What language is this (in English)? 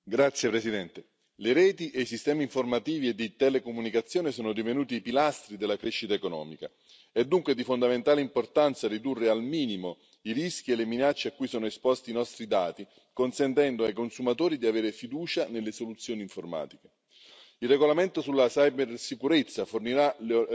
Italian